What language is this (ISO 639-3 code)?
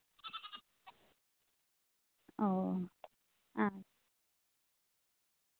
sat